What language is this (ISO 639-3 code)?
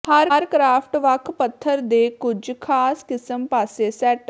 pan